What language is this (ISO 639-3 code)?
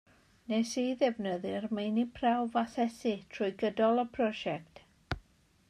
cym